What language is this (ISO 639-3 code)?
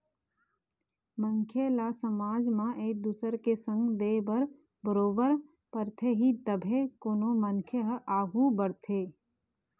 hne